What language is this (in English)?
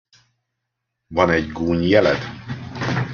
Hungarian